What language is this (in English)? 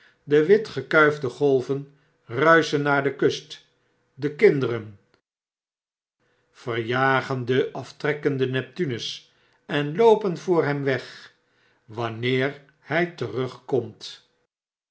Dutch